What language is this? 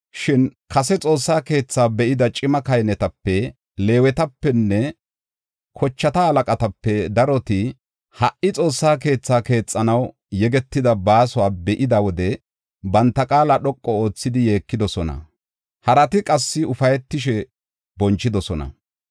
Gofa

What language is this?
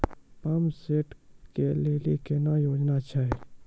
Maithili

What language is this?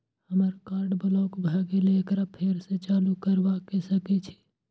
Maithili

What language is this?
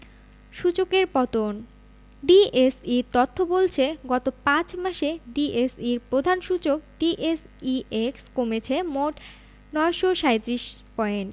Bangla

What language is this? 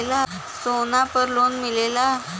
Bhojpuri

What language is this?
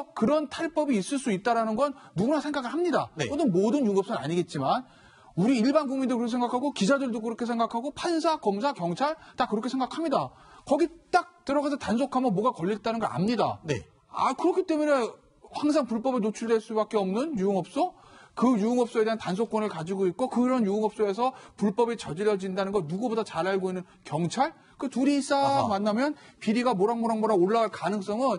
Korean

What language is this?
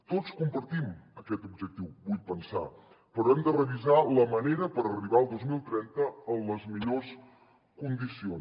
Catalan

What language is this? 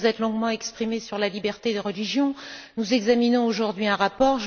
French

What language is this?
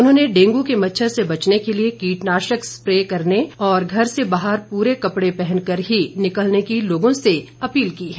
Hindi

